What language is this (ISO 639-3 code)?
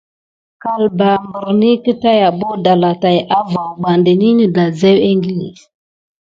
gid